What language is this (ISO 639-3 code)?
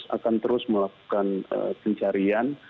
ind